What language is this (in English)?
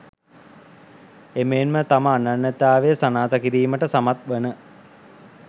Sinhala